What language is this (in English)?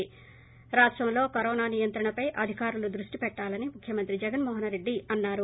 Telugu